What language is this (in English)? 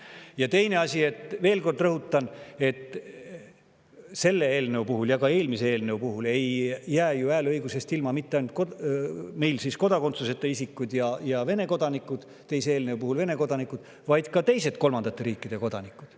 Estonian